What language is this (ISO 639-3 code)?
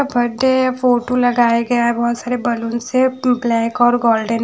hin